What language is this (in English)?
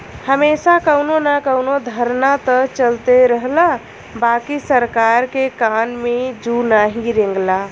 Bhojpuri